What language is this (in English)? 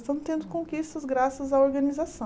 Portuguese